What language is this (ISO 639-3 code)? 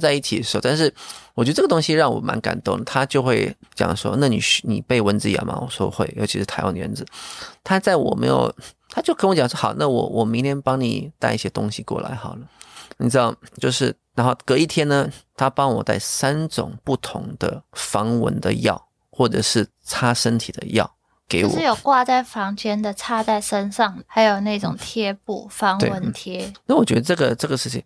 zho